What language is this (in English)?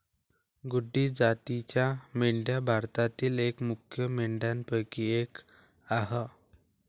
Marathi